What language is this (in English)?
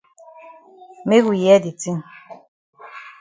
Cameroon Pidgin